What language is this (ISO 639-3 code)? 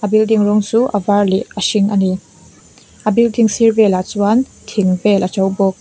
lus